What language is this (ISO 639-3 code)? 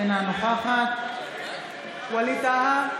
heb